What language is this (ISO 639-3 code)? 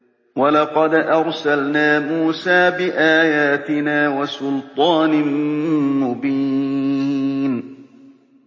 ara